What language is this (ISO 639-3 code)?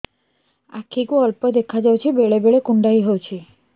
ori